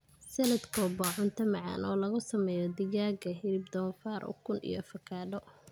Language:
Somali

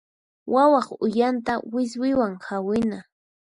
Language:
Puno Quechua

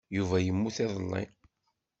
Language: Kabyle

